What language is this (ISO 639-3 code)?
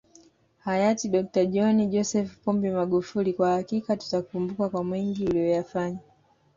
swa